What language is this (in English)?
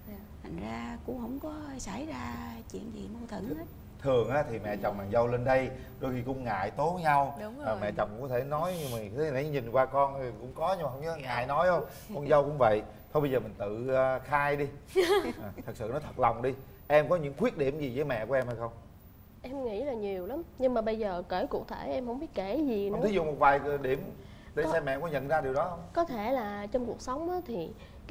Vietnamese